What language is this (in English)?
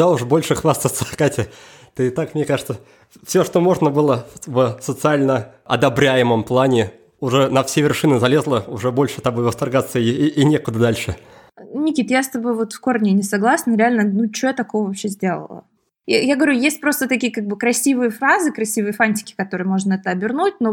Russian